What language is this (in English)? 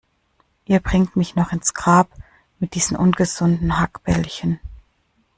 German